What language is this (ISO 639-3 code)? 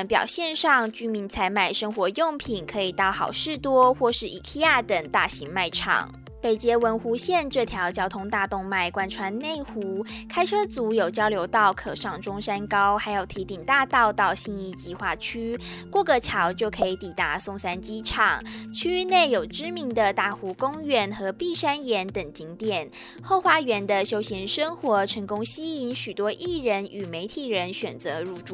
zho